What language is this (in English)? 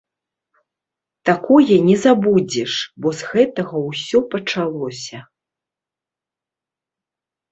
Belarusian